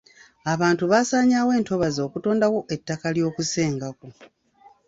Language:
Ganda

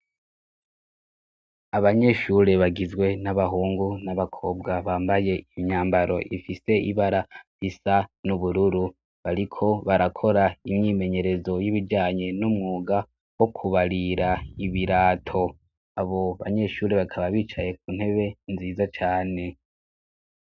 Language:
Rundi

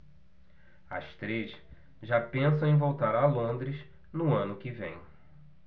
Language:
Portuguese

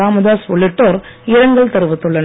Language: Tamil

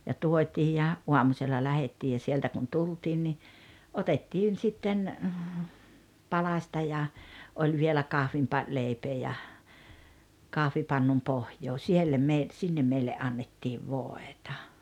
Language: Finnish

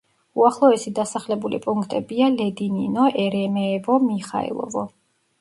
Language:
Georgian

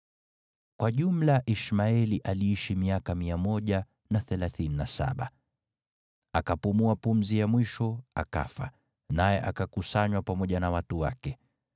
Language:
Swahili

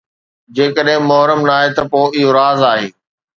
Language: Sindhi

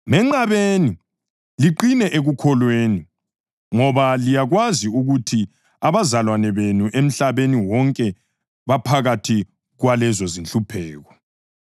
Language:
North Ndebele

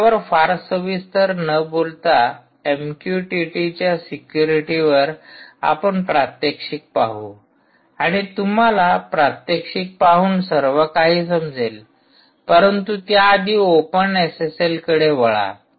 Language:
Marathi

